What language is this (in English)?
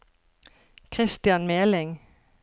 Norwegian